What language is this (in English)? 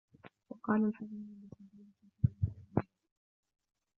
Arabic